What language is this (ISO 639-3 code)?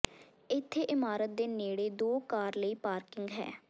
pan